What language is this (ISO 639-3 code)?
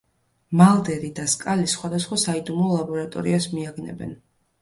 kat